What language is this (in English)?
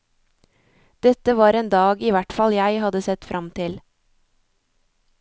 Norwegian